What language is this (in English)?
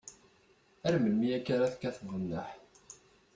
Kabyle